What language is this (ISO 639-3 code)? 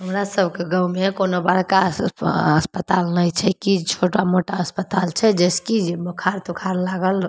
mai